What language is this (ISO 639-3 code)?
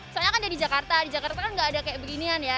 ind